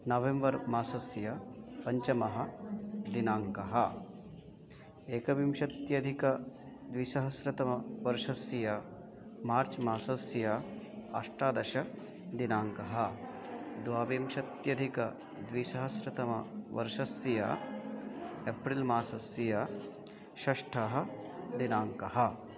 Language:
Sanskrit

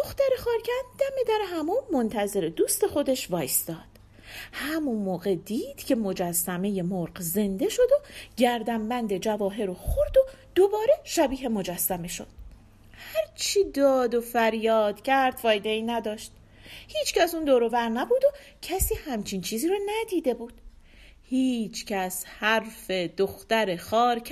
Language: Persian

